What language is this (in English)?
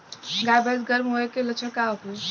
Bhojpuri